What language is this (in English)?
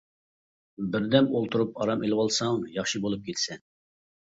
Uyghur